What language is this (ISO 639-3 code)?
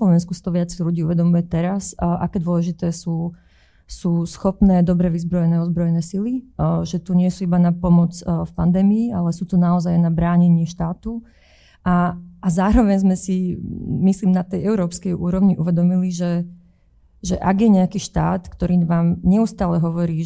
slk